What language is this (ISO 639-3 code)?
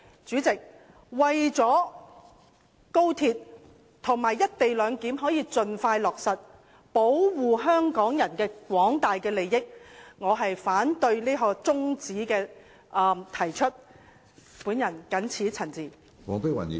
yue